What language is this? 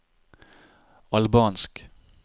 Norwegian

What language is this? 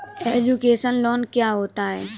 Hindi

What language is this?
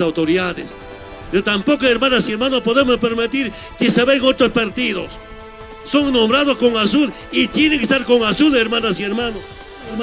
Spanish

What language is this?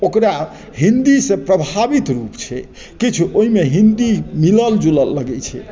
Maithili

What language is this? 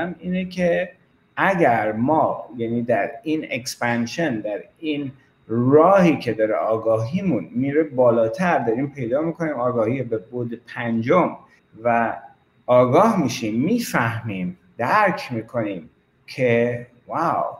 Persian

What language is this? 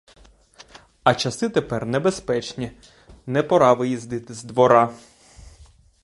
Ukrainian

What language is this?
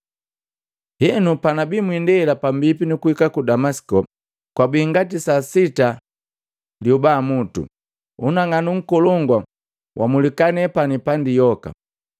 Matengo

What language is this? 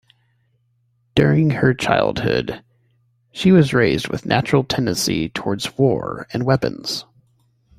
English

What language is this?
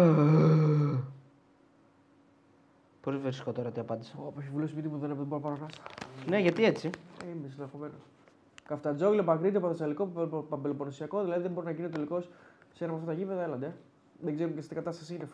Greek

